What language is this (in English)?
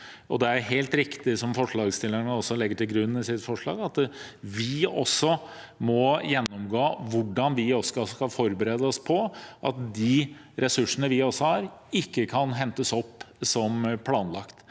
Norwegian